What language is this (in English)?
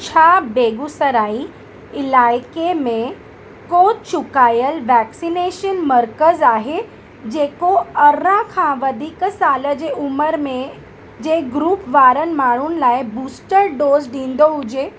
Sindhi